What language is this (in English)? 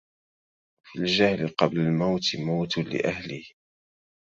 Arabic